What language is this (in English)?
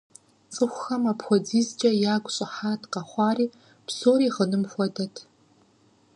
Kabardian